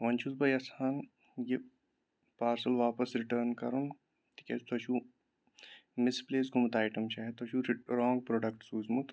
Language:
Kashmiri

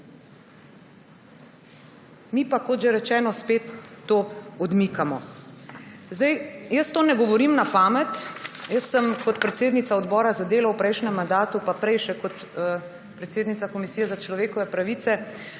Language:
Slovenian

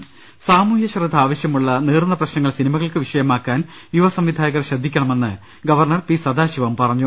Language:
Malayalam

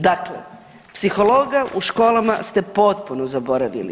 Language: Croatian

